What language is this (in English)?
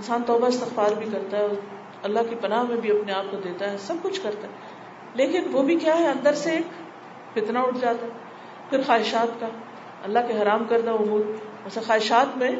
Urdu